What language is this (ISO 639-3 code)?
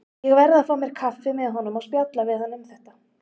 isl